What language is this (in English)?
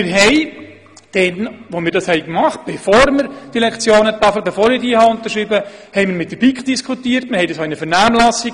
Swiss German